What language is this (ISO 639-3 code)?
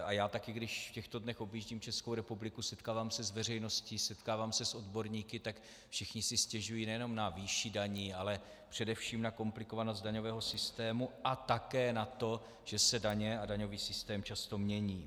ces